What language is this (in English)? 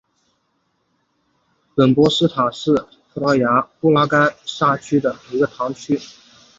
Chinese